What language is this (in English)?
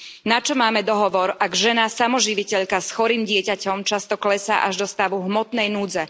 Slovak